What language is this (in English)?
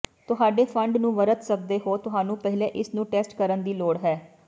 Punjabi